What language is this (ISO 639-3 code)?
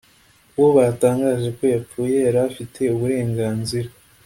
kin